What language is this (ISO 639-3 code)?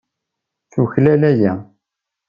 kab